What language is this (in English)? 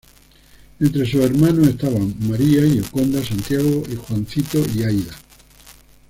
Spanish